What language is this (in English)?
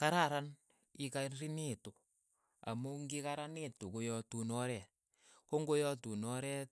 Keiyo